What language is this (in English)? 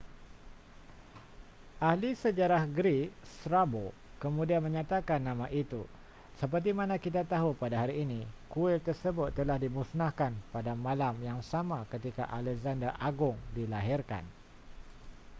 Malay